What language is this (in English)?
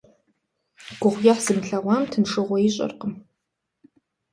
Kabardian